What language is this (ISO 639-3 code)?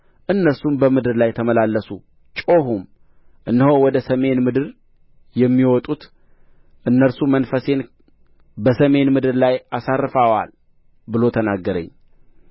amh